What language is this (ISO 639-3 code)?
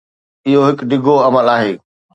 snd